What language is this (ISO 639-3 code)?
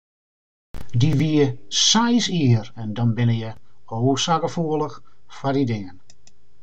fry